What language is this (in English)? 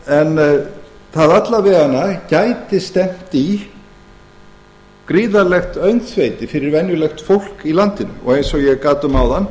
Icelandic